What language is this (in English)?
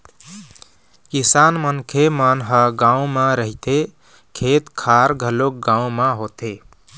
Chhattisgarhi